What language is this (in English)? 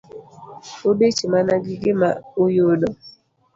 Luo (Kenya and Tanzania)